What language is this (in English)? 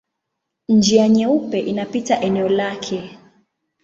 Swahili